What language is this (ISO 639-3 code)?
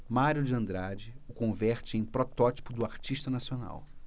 por